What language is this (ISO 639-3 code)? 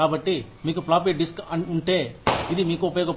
tel